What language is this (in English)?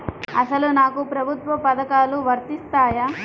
Telugu